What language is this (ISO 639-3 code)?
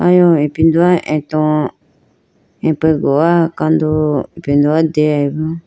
clk